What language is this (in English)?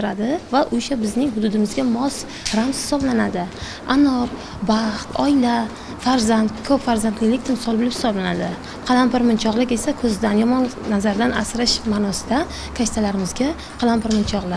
Turkish